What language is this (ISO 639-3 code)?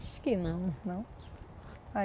por